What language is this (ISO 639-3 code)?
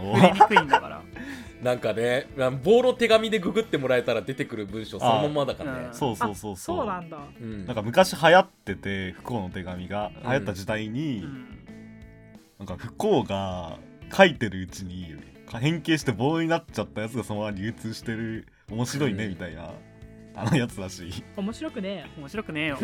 jpn